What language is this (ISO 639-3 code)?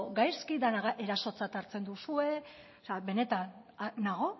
eus